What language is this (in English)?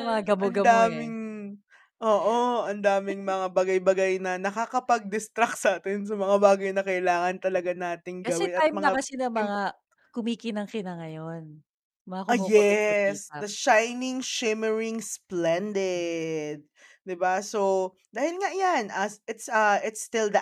Filipino